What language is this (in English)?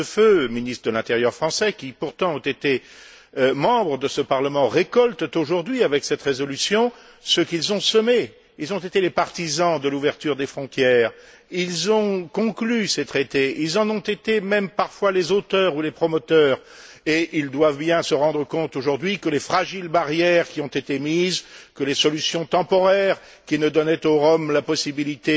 French